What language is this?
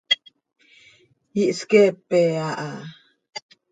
Seri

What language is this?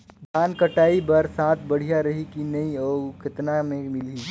Chhattisgarhi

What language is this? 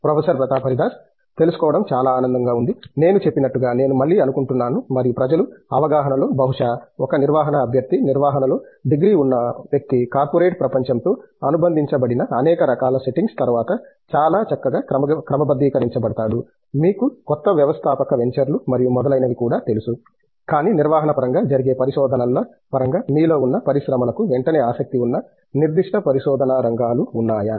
Telugu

